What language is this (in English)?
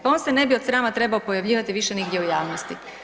Croatian